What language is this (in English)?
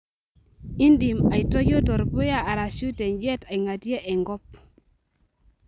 Masai